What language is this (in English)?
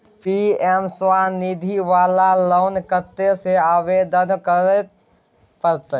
Maithili